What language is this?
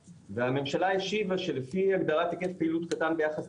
Hebrew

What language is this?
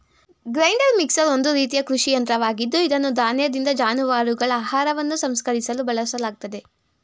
Kannada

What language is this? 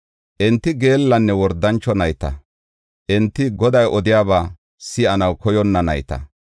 Gofa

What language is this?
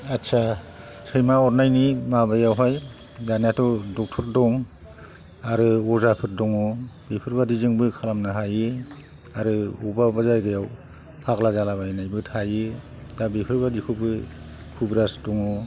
Bodo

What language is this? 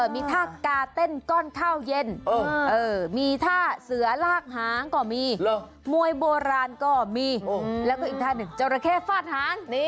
Thai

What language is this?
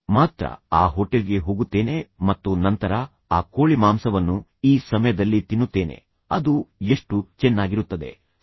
Kannada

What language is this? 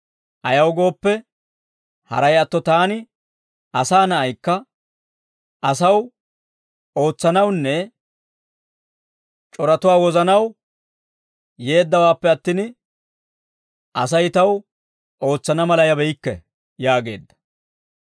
Dawro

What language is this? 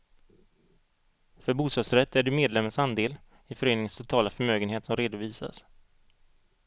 Swedish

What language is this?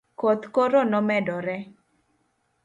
Luo (Kenya and Tanzania)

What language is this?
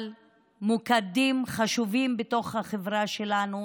Hebrew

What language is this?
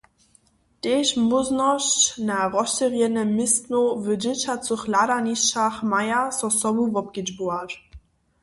Upper Sorbian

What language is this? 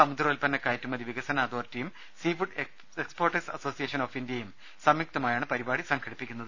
Malayalam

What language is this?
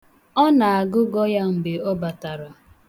Igbo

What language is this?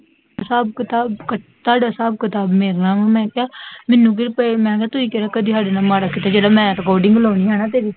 Punjabi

